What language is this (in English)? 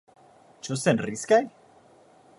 Esperanto